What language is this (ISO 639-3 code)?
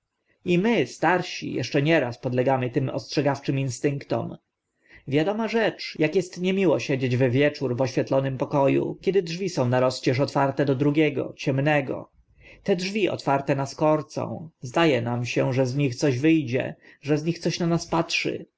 pol